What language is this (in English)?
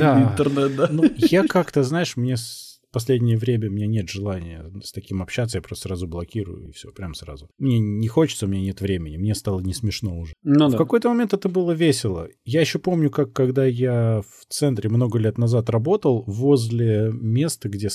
Russian